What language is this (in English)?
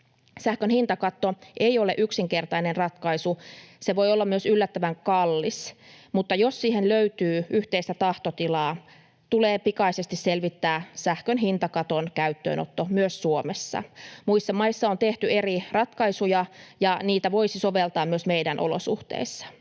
Finnish